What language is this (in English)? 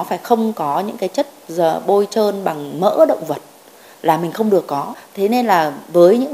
Vietnamese